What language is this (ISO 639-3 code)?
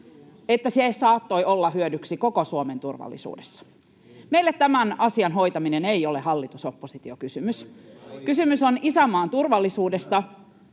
fin